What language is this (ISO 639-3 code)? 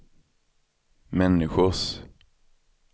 swe